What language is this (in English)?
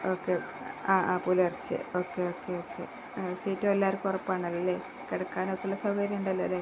Malayalam